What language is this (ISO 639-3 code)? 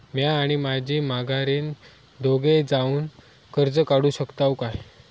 mar